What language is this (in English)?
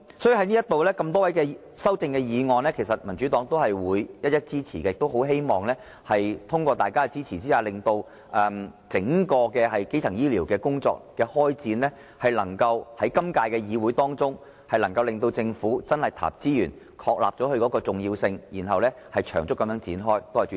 Cantonese